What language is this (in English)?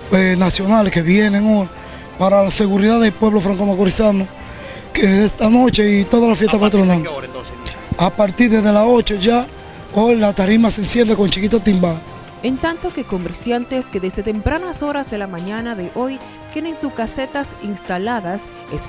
Spanish